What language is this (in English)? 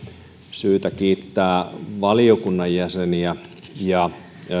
Finnish